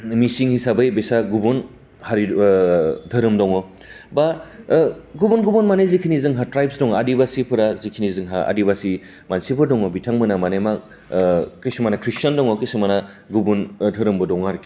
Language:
Bodo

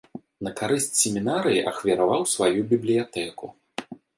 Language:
Belarusian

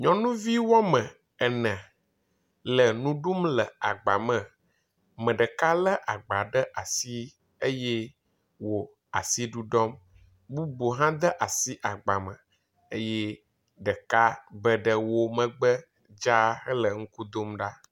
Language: Ewe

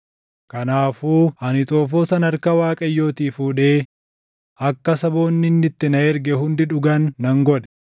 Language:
Oromo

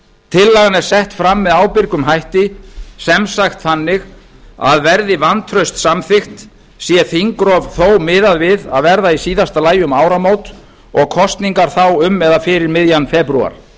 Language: Icelandic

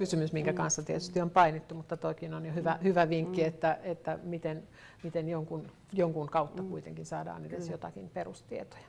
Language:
Finnish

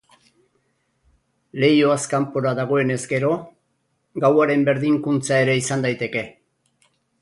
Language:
Basque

